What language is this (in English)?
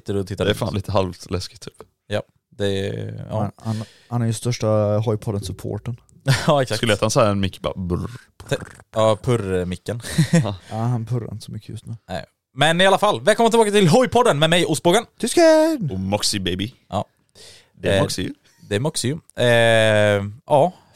Swedish